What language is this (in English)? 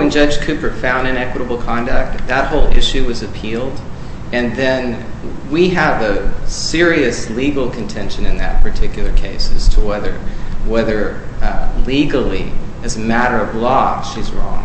English